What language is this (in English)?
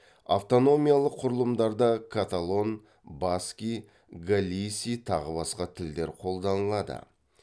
Kazakh